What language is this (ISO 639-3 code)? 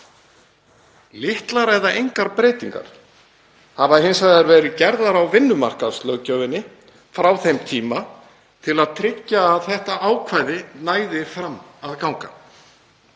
isl